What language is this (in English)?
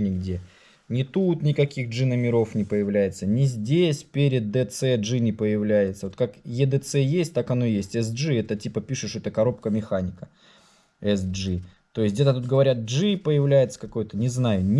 Russian